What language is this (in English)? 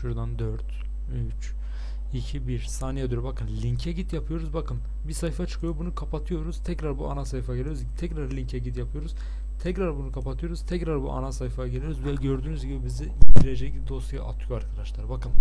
Turkish